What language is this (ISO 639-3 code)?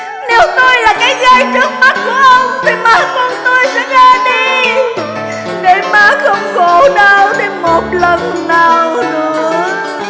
vie